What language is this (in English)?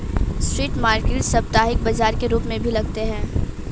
Hindi